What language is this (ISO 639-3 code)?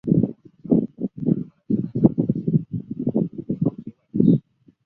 zho